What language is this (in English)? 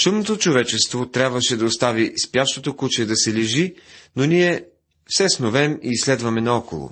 Bulgarian